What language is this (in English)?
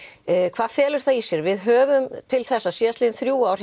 Icelandic